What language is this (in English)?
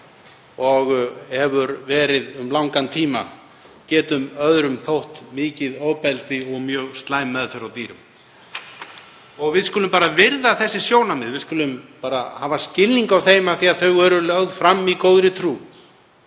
Icelandic